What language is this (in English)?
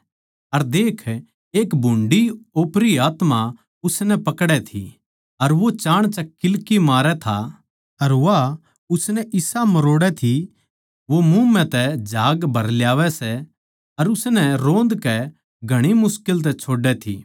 Haryanvi